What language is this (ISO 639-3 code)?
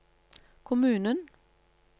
nor